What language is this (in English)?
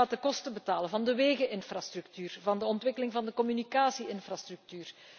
Dutch